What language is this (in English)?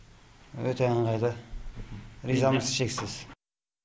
Kazakh